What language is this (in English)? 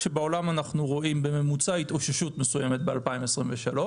Hebrew